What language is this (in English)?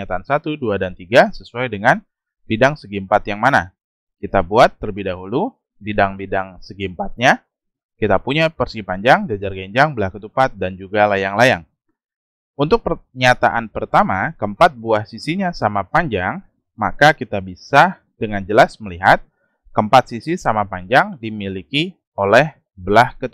Indonesian